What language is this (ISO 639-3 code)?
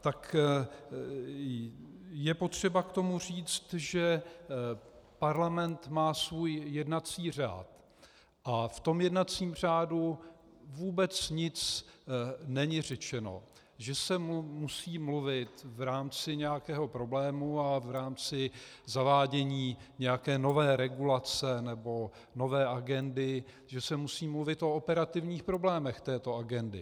ces